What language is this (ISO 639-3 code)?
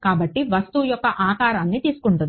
tel